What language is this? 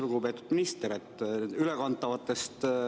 Estonian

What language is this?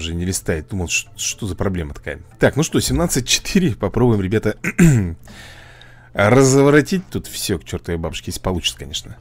Russian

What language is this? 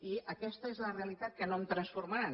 Catalan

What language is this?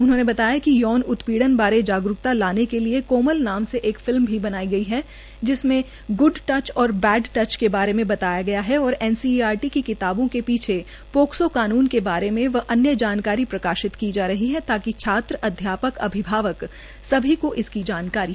Hindi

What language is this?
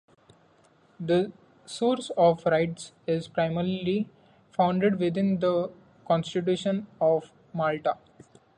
English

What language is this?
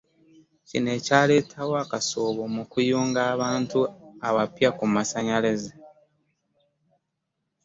Ganda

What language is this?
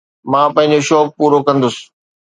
Sindhi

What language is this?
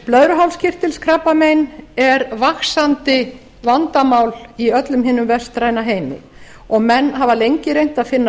Icelandic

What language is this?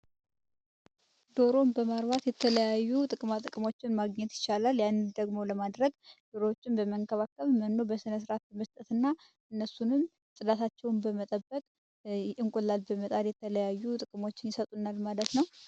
Amharic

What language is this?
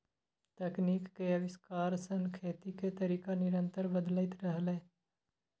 Maithili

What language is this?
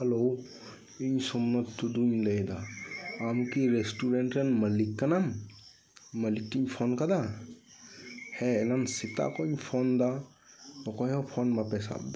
Santali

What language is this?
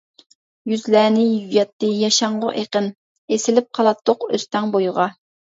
Uyghur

